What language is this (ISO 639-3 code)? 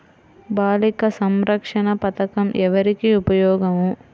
tel